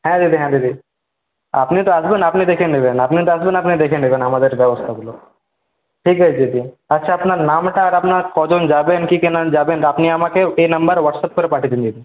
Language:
Bangla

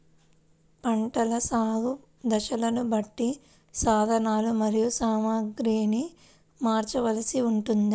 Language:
Telugu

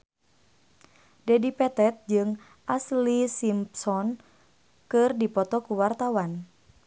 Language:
Sundanese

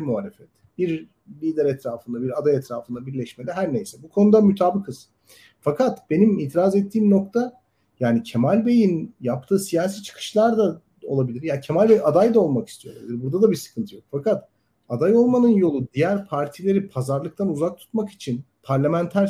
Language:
Turkish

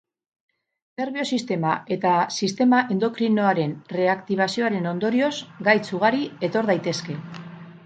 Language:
Basque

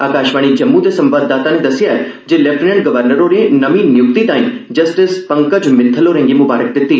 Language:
Dogri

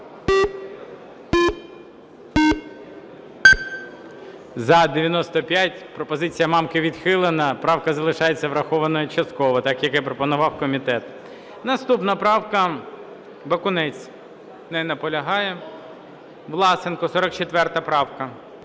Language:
Ukrainian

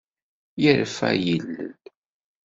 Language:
Kabyle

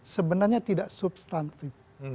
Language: Indonesian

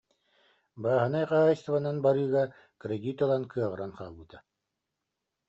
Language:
Yakut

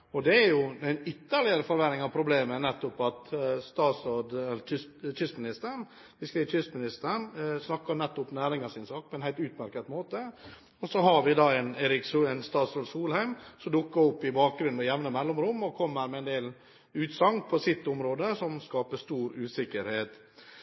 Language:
Norwegian Bokmål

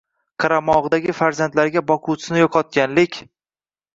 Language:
Uzbek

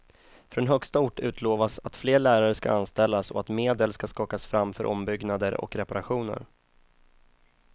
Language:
Swedish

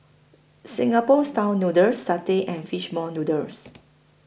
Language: English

